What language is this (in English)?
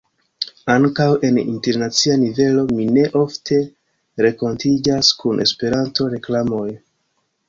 Esperanto